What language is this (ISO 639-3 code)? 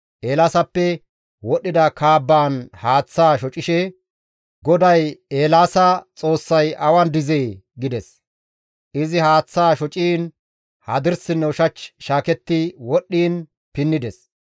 gmv